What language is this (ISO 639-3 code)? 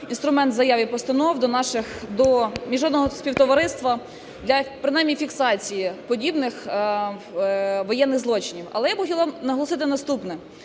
ukr